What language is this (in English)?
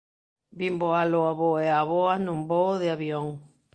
Galician